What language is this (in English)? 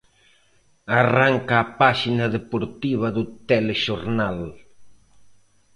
Galician